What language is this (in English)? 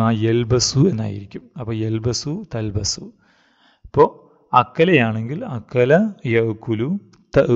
Turkish